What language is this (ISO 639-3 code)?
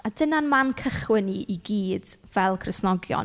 cym